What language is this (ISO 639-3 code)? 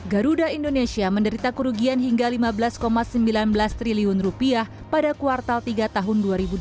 ind